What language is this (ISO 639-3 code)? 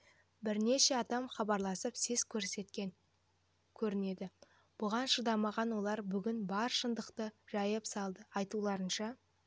kaz